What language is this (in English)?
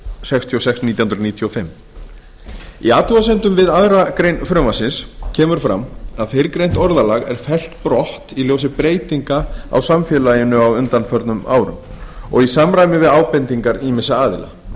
Icelandic